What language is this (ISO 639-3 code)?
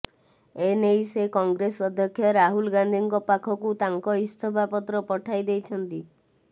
ori